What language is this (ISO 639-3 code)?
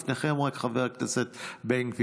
heb